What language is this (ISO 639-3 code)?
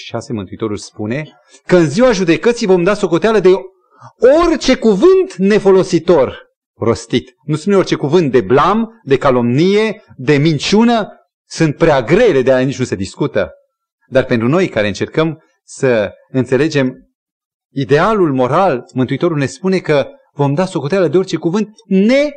ron